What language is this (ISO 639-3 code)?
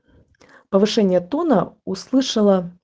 rus